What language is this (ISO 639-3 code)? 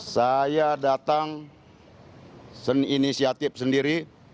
ind